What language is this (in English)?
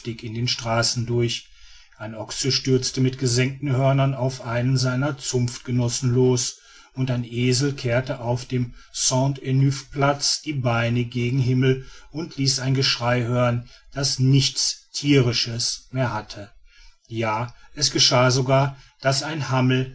German